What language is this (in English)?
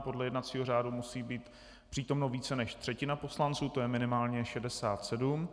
Czech